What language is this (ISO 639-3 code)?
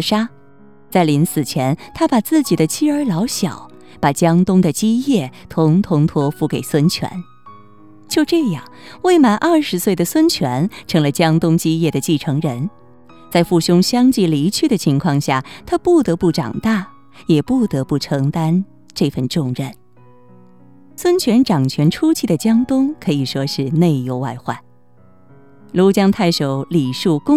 zho